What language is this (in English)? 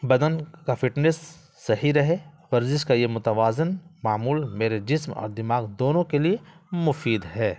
Urdu